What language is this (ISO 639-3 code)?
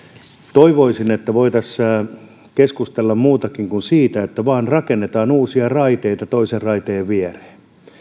fin